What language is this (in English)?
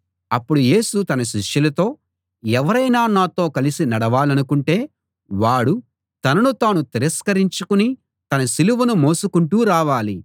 Telugu